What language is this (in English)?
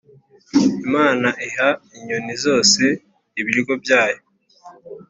Kinyarwanda